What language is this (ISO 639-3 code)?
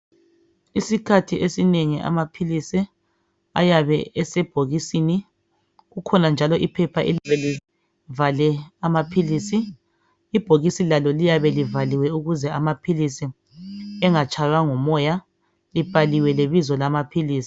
nde